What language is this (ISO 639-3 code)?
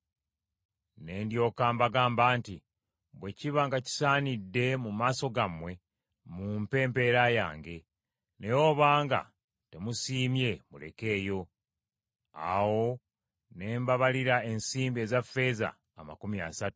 lug